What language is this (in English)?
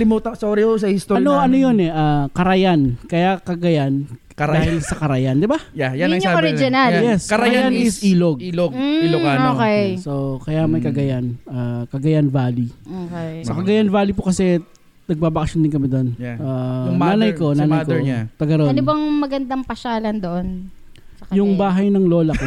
Filipino